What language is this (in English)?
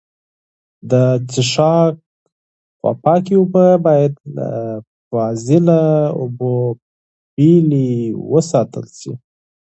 Pashto